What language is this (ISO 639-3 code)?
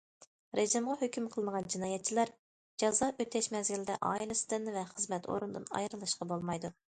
uig